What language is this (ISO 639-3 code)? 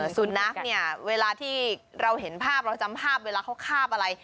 tha